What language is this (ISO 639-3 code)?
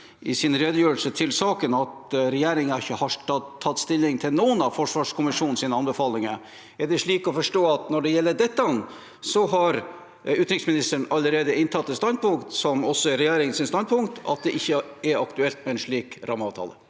nor